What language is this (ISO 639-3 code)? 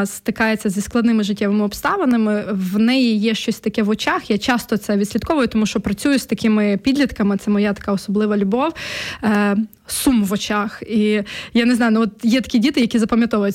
ukr